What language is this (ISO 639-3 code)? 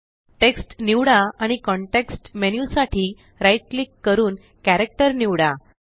mar